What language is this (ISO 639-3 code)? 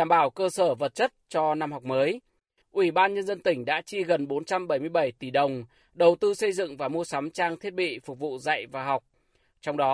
vie